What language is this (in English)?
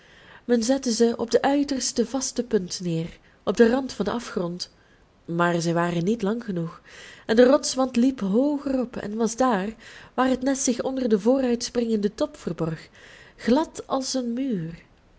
Dutch